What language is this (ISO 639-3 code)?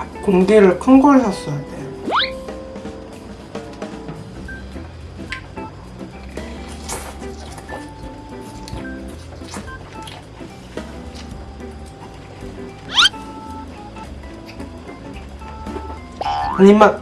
kor